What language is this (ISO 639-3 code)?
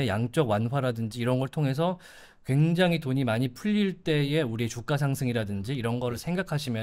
kor